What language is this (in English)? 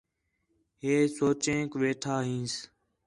Khetrani